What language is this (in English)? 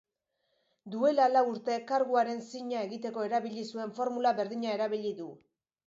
Basque